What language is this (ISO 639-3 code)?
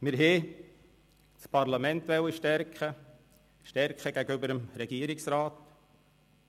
gsw